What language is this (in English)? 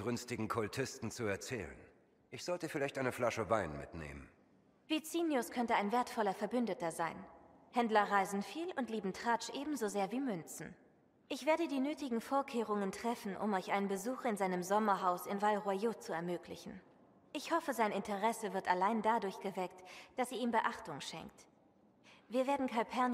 German